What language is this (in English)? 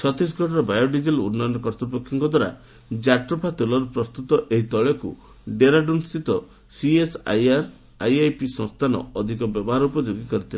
Odia